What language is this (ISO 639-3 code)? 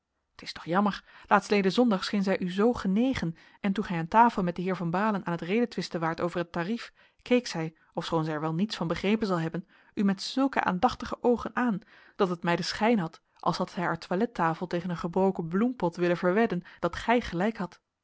nld